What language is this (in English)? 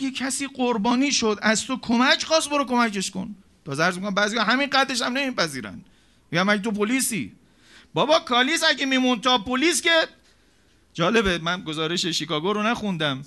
Persian